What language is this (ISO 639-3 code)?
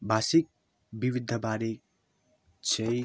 nep